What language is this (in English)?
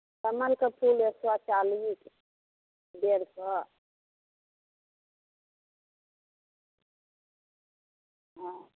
Maithili